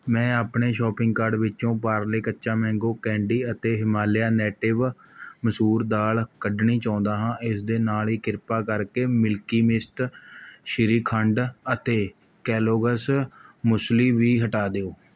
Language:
Punjabi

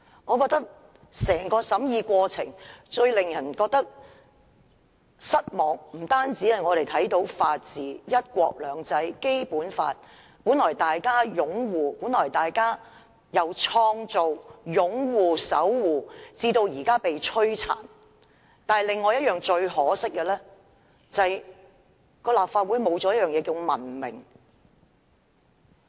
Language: Cantonese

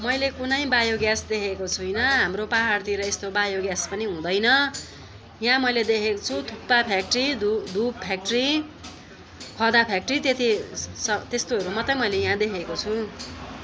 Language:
Nepali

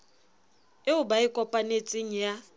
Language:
Southern Sotho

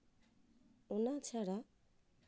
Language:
Santali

